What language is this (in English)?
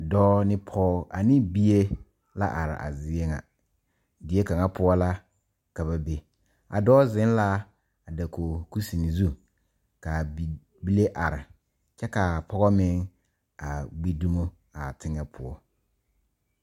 Southern Dagaare